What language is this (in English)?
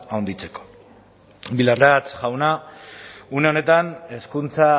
Basque